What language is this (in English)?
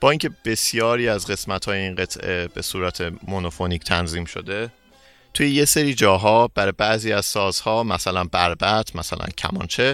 Persian